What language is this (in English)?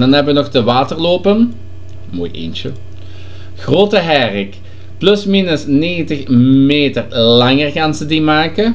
Dutch